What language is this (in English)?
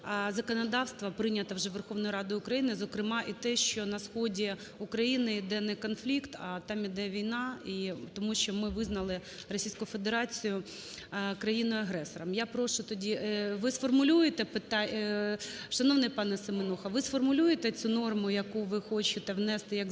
Ukrainian